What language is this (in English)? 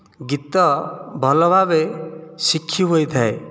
Odia